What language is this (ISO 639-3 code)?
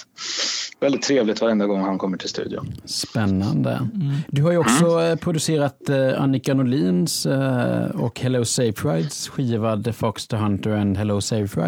swe